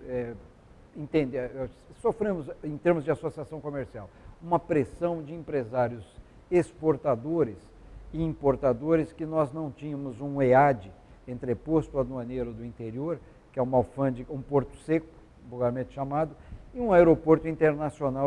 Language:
Portuguese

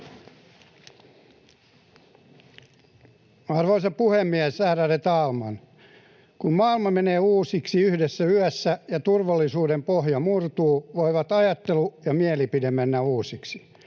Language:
Finnish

